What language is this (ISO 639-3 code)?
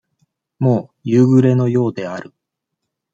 jpn